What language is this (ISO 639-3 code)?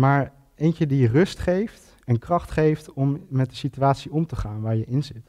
nld